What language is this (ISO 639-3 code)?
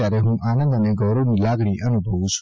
guj